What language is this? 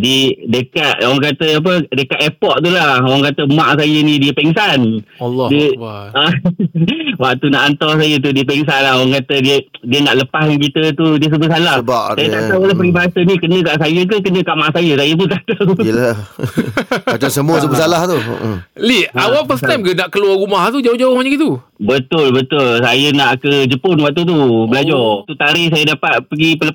Malay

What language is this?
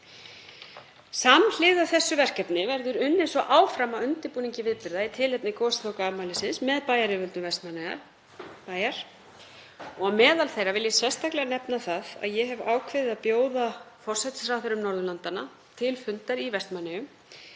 Icelandic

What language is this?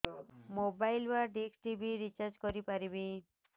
Odia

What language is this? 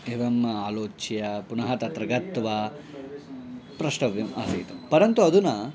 Sanskrit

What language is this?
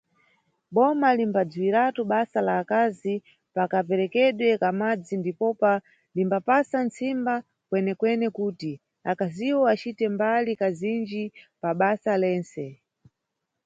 Nyungwe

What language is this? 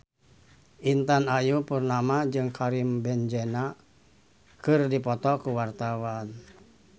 Sundanese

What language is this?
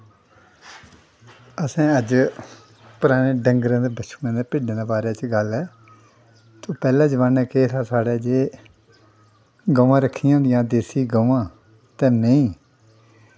Dogri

